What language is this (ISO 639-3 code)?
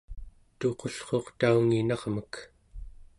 esu